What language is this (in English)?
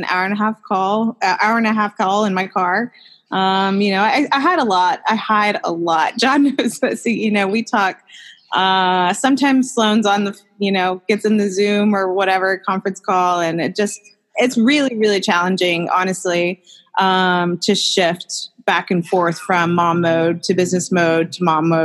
English